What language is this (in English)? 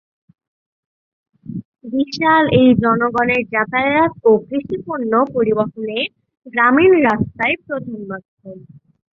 Bangla